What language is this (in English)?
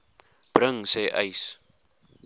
Afrikaans